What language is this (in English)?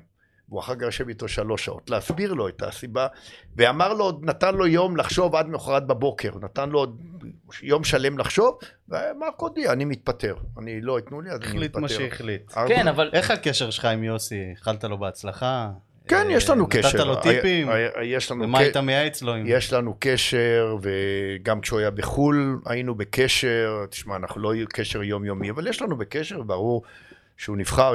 Hebrew